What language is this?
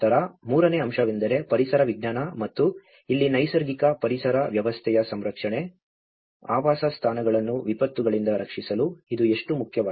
Kannada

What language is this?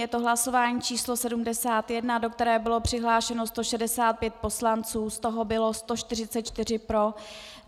Czech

